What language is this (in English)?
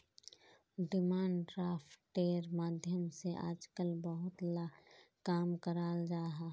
Magahi